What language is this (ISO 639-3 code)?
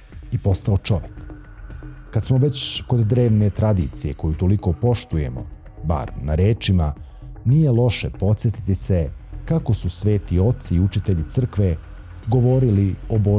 hrv